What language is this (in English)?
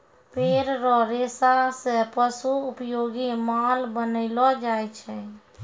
Maithili